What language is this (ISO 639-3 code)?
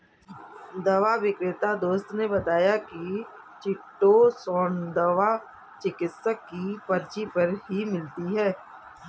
hin